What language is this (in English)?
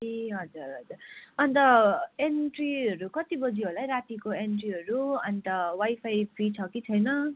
Nepali